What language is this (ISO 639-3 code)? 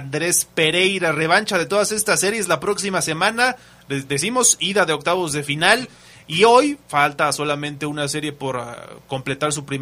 spa